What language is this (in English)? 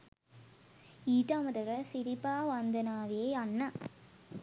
Sinhala